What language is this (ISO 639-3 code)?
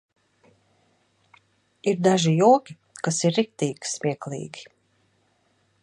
lav